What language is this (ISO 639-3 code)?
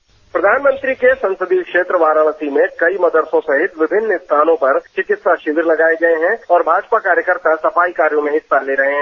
hin